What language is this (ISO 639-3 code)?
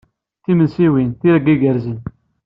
kab